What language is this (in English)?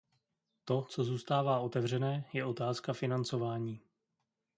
Czech